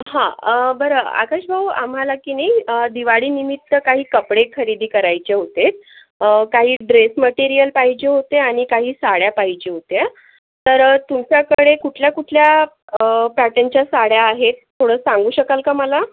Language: Marathi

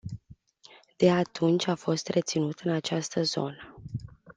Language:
Romanian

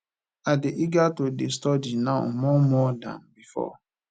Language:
Nigerian Pidgin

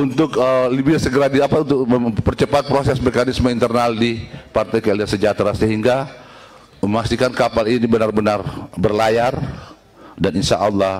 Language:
Indonesian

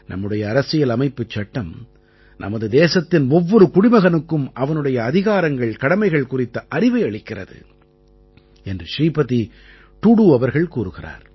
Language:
Tamil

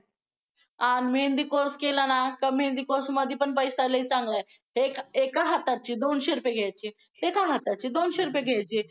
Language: Marathi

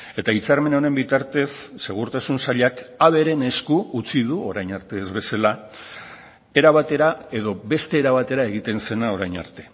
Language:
Basque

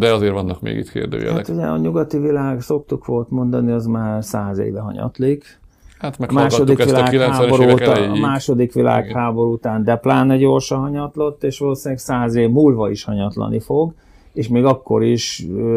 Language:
Hungarian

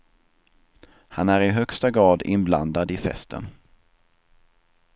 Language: Swedish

